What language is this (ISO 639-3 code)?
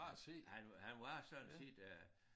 dan